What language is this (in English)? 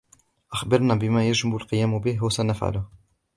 Arabic